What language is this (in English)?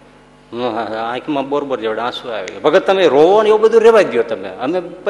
Gujarati